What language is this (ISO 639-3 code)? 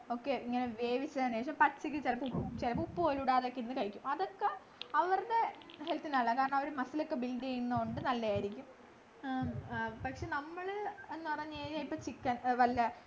mal